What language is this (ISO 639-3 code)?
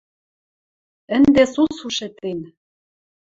mrj